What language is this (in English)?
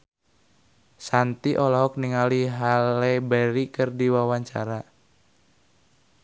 Sundanese